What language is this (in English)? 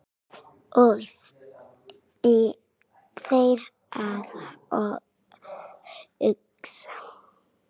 Icelandic